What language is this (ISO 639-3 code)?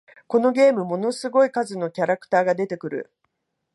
jpn